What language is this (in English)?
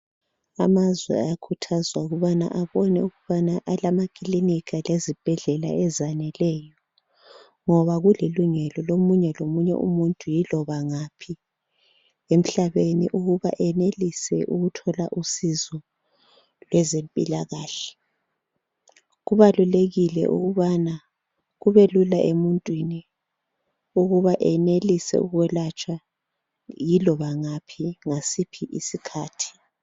North Ndebele